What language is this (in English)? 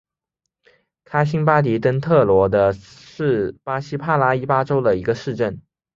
Chinese